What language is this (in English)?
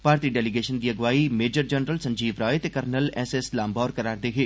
Dogri